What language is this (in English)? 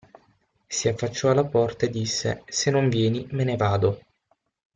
Italian